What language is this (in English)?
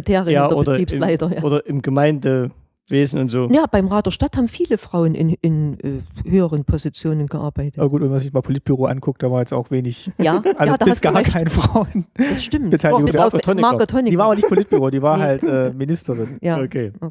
German